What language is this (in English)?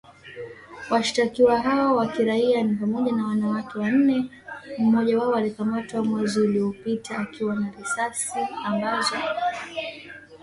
Swahili